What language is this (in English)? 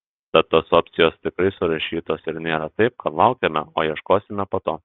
Lithuanian